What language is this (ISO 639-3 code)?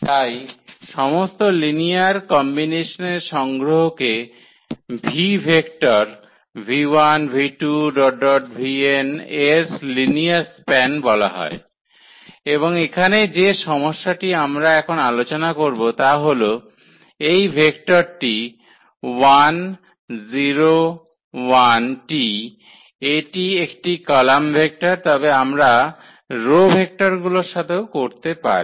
ben